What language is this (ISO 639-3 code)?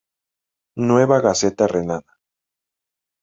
spa